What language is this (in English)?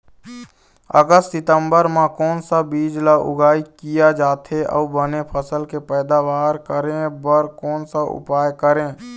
Chhattisgarhi